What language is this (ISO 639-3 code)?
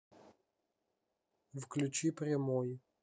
rus